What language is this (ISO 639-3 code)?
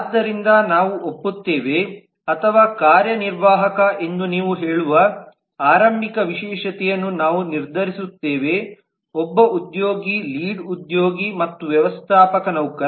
kan